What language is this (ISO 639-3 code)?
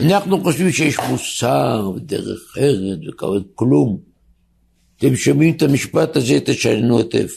heb